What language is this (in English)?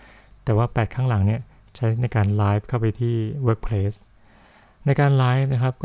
Thai